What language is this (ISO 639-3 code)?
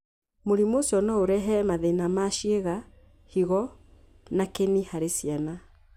kik